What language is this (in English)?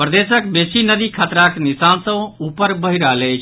Maithili